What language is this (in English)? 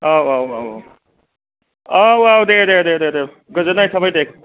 Bodo